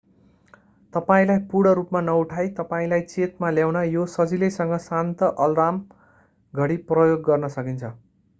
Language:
Nepali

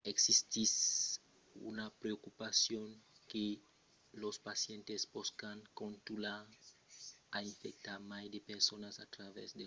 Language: Occitan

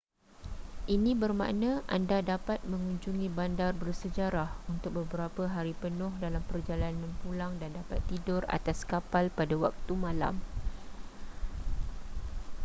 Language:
Malay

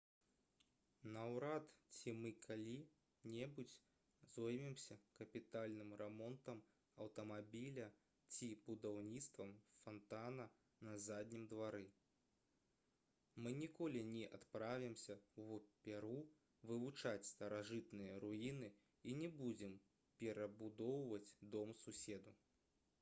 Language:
Belarusian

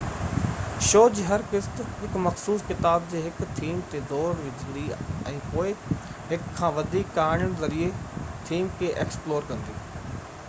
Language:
Sindhi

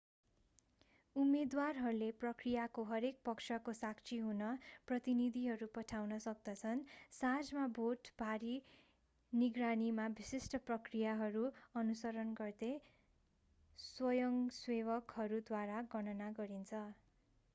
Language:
Nepali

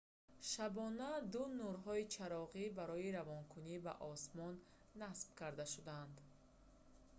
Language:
Tajik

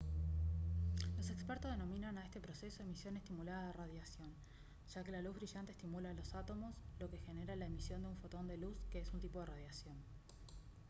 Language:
Spanish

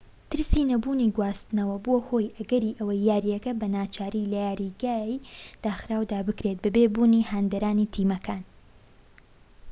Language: Central Kurdish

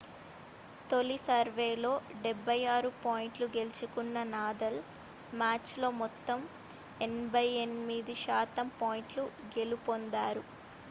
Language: Telugu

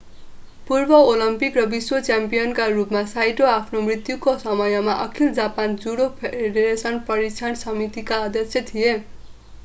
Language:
Nepali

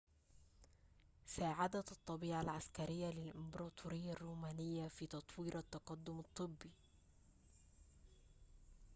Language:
Arabic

